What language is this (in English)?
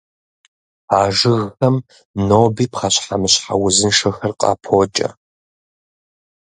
Kabardian